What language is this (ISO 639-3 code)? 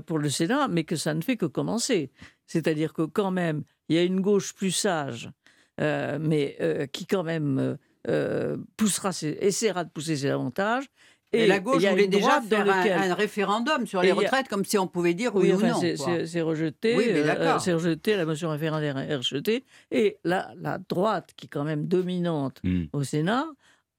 fra